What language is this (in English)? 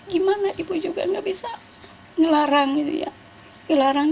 Indonesian